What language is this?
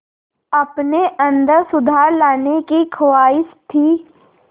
Hindi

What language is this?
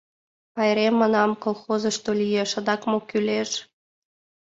Mari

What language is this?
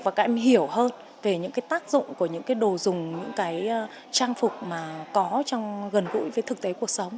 Vietnamese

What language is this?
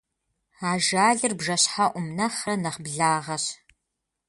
Kabardian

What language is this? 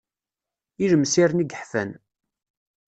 Kabyle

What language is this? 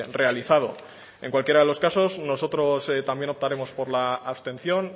Spanish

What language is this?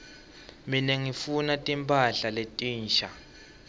Swati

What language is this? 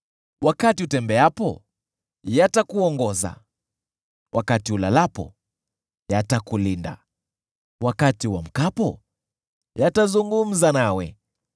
Swahili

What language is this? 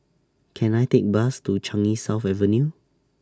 English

